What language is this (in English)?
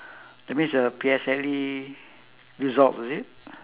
English